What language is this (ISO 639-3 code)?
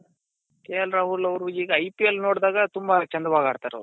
kan